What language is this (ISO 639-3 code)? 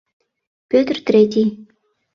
chm